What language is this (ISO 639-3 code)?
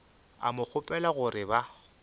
nso